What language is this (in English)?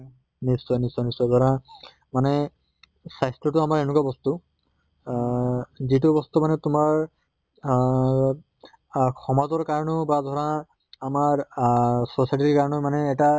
Assamese